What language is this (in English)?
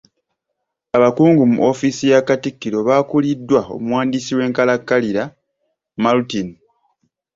Ganda